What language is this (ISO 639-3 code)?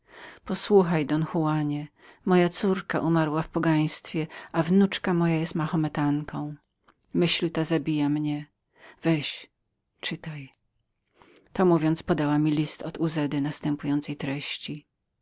pol